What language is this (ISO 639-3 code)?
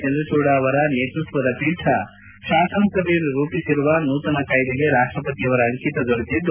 kan